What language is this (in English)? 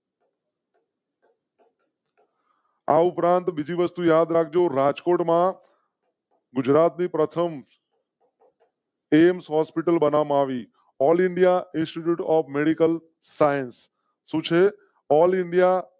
Gujarati